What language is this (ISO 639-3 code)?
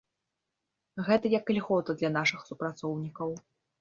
bel